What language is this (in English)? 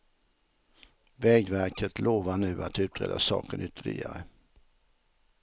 Swedish